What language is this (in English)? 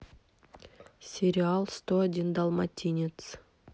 Russian